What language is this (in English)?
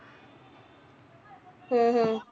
Punjabi